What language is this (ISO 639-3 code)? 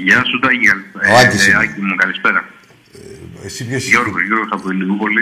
ell